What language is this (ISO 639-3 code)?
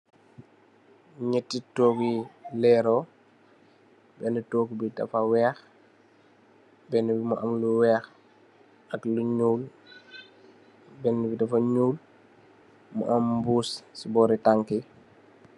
wol